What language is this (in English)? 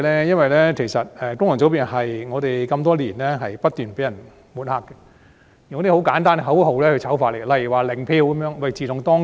Cantonese